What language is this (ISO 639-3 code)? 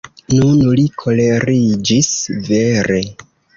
epo